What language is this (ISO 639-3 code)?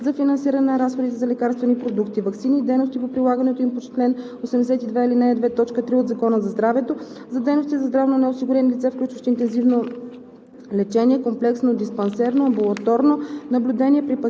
bul